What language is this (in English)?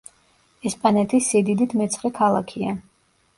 Georgian